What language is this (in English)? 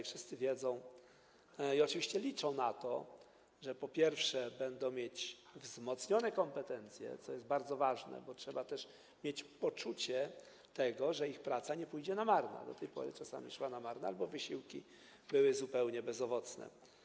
Polish